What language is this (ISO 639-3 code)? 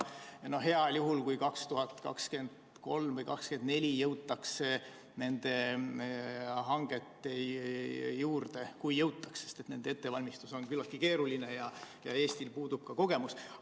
est